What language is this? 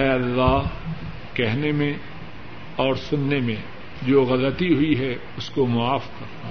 Urdu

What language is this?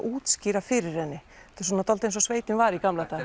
Icelandic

